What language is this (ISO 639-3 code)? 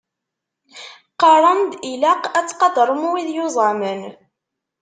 kab